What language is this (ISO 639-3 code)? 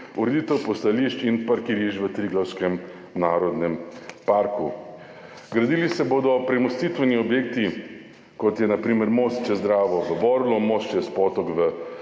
slv